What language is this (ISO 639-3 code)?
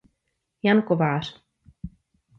ces